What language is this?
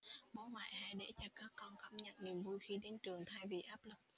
Vietnamese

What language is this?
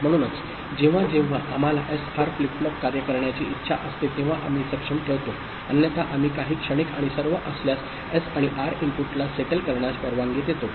Marathi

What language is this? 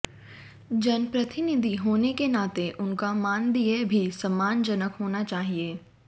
Hindi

